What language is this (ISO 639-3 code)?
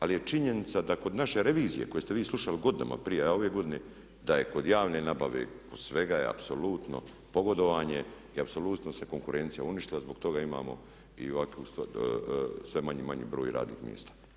hrv